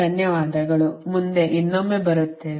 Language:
Kannada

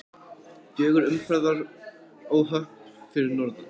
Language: Icelandic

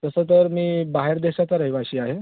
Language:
Marathi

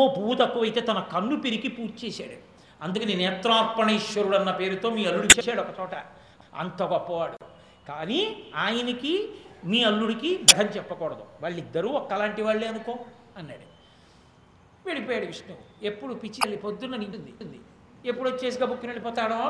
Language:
Telugu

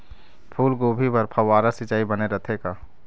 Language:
Chhattisgarhi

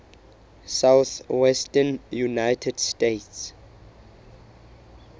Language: Southern Sotho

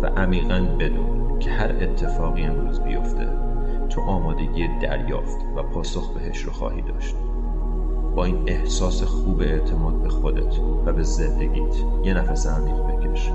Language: Persian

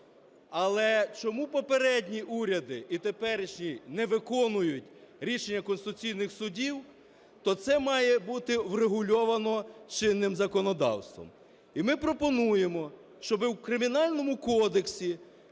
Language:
Ukrainian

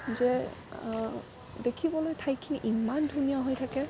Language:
Assamese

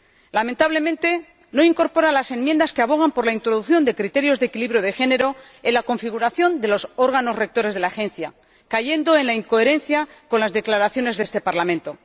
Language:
Spanish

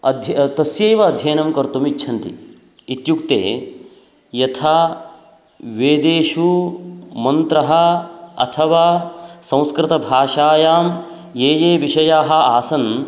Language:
Sanskrit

